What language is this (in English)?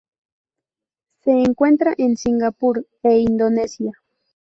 Spanish